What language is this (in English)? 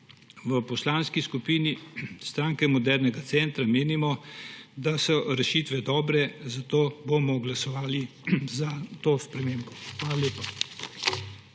Slovenian